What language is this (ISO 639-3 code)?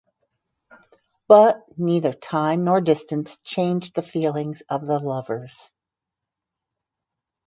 eng